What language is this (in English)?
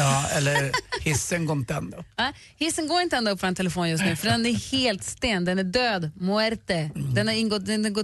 Swedish